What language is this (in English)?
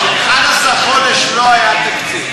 Hebrew